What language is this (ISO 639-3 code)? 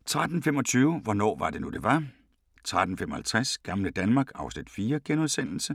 dan